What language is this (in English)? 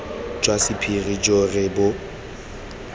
Tswana